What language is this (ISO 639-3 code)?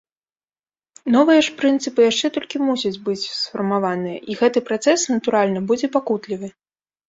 bel